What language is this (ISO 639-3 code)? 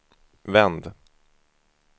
swe